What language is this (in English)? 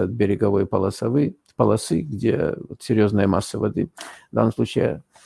Russian